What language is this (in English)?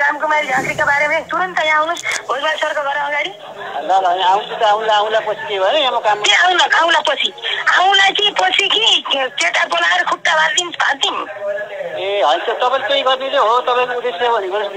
Romanian